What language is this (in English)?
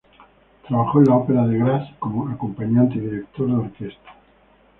Spanish